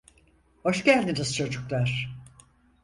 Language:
Turkish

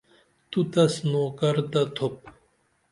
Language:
Dameli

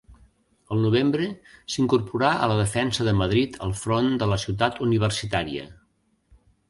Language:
Catalan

